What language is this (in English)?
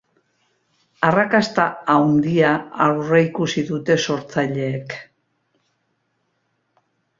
Basque